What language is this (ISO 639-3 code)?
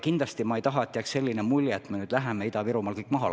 est